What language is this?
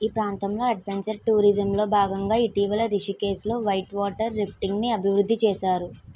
Telugu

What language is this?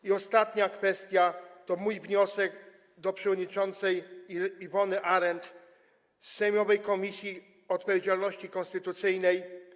Polish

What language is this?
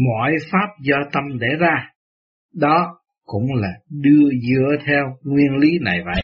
Vietnamese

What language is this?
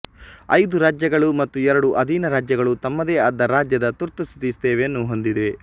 Kannada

